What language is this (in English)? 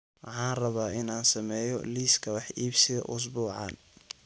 Somali